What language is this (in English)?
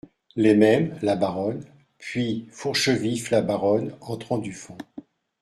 French